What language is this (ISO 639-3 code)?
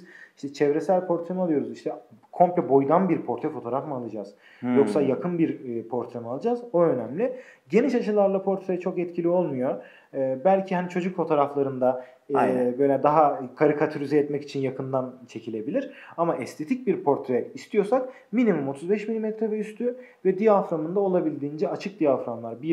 tur